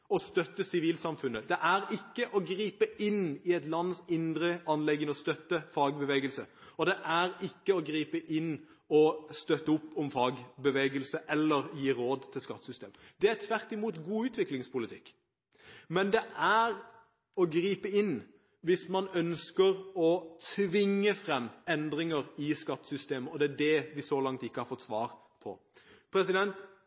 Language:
Norwegian Bokmål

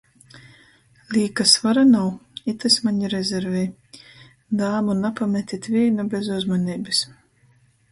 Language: Latgalian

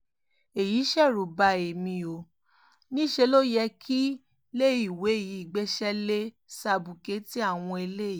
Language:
Yoruba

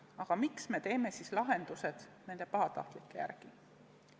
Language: Estonian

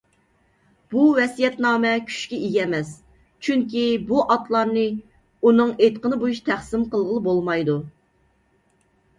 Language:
Uyghur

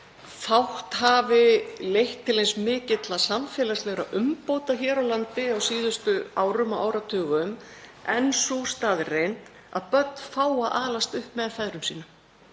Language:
Icelandic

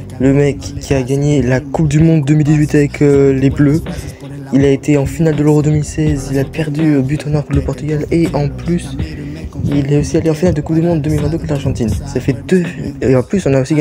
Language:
French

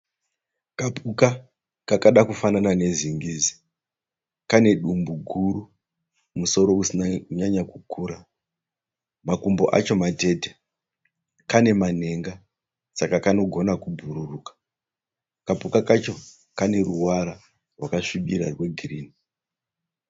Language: Shona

